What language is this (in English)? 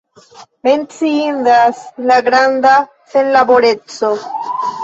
Esperanto